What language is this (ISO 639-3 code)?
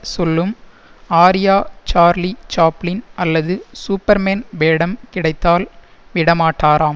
tam